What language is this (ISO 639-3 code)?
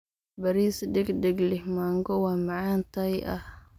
som